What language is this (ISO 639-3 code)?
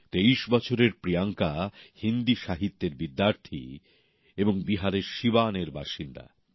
ben